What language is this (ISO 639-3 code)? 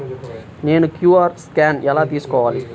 tel